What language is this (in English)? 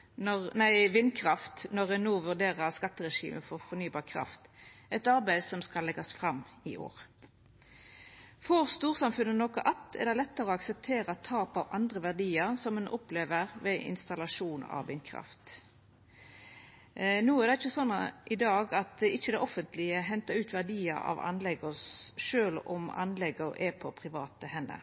Norwegian Nynorsk